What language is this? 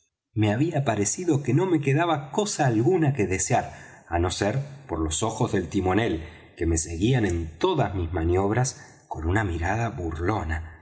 Spanish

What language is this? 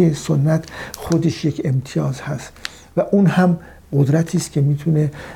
Persian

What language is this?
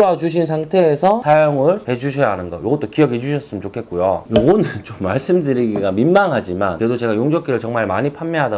Korean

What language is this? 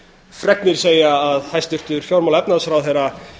Icelandic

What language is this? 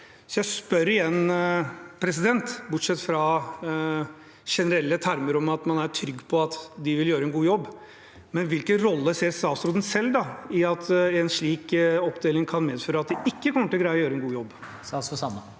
Norwegian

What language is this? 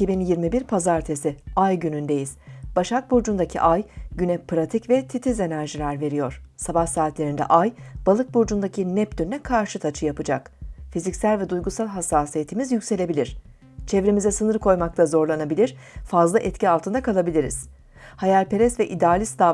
Turkish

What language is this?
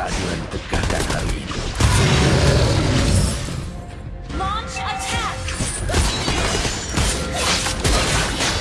Indonesian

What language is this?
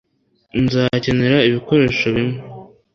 Kinyarwanda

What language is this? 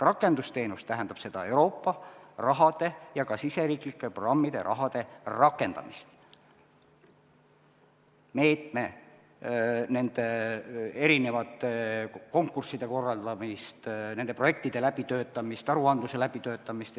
Estonian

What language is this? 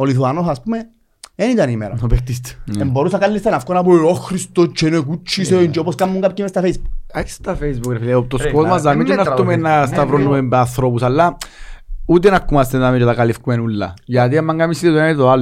Greek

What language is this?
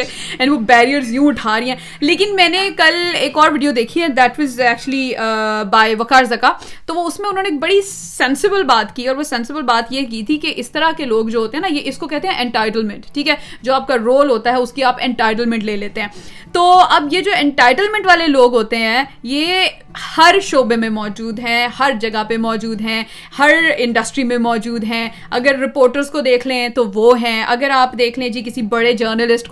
Urdu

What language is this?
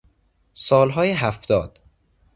Persian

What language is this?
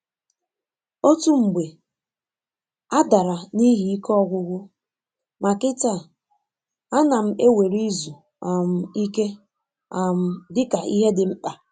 Igbo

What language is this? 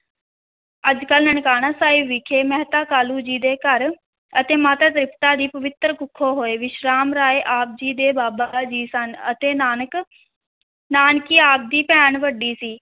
Punjabi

